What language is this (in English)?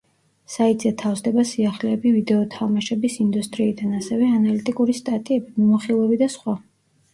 Georgian